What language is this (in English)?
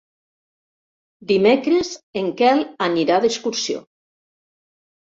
Catalan